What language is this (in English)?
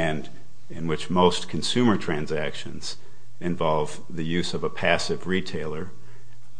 English